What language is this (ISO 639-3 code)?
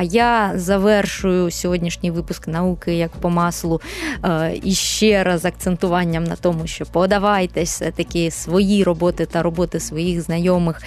ukr